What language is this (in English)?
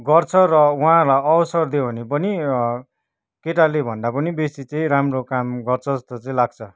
Nepali